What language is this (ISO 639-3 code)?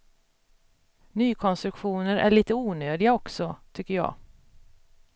swe